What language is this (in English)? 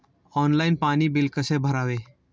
Marathi